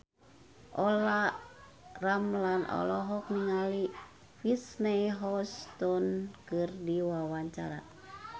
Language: Sundanese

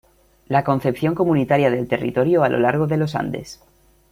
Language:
Spanish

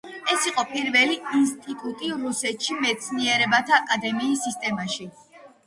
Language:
Georgian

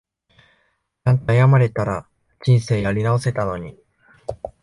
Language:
Japanese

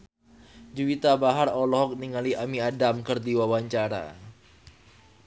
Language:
Sundanese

